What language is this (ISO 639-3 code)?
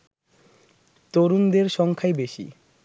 ben